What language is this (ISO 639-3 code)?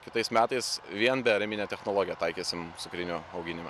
lit